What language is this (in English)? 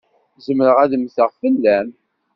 Kabyle